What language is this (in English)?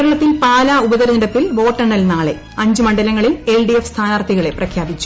Malayalam